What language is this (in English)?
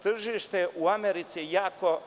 Serbian